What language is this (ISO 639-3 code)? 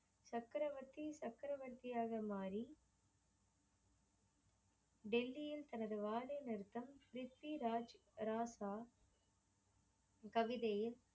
tam